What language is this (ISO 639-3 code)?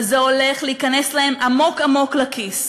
heb